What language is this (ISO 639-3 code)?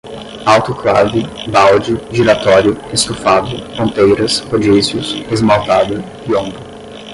por